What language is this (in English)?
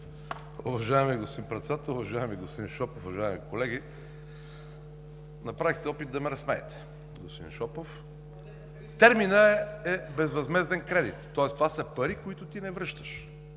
Bulgarian